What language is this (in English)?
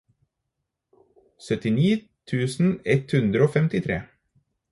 Norwegian Bokmål